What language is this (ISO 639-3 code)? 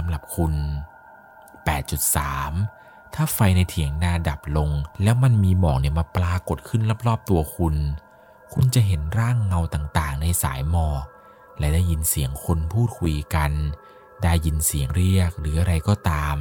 tha